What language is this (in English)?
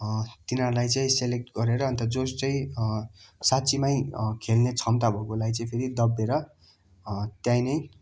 Nepali